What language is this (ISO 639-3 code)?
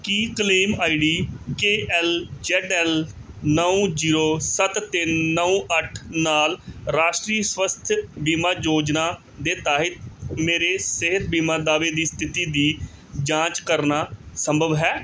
pan